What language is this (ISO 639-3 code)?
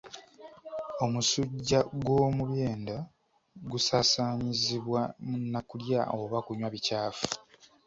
lug